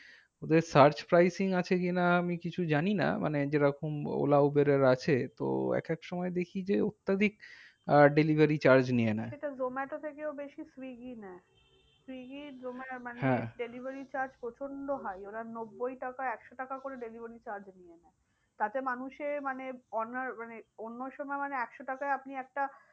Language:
Bangla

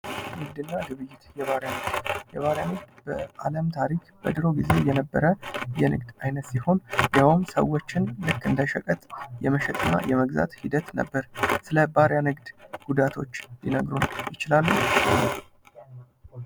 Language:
Amharic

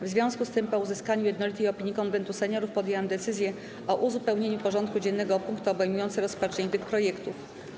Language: Polish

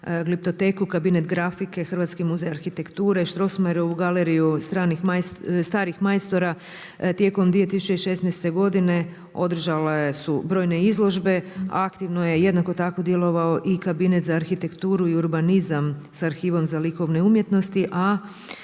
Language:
Croatian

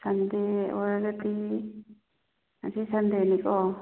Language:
Manipuri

